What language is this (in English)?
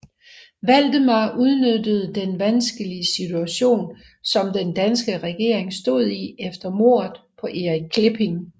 Danish